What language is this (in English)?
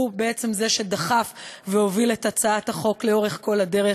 Hebrew